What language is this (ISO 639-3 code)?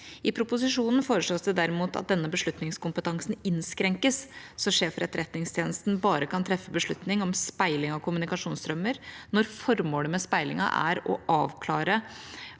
nor